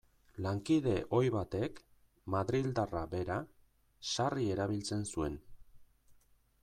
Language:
Basque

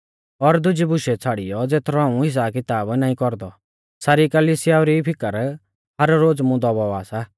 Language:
Mahasu Pahari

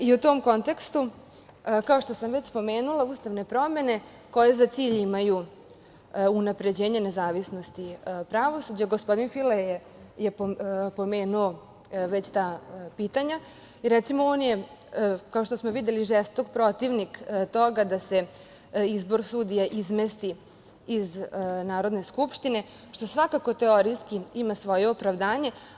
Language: Serbian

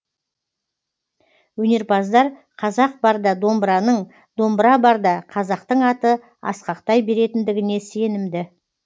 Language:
Kazakh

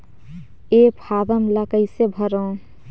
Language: Chhattisgarhi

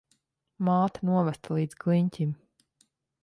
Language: Latvian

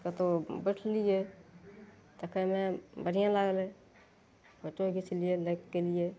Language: Maithili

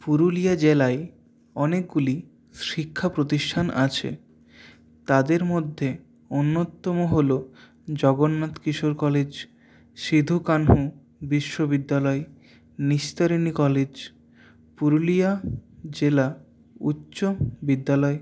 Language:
Bangla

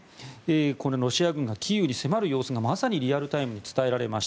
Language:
Japanese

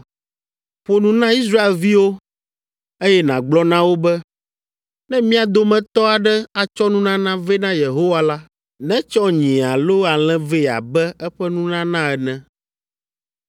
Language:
Ewe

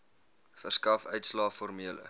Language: Afrikaans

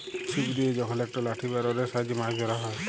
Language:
Bangla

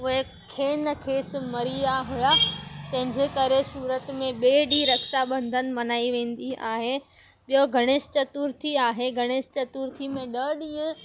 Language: Sindhi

